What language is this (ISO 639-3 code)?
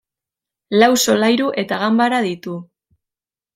eus